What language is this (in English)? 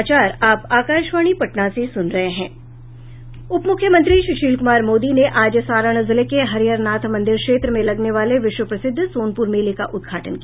Hindi